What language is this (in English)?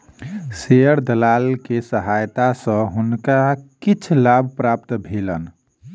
Maithili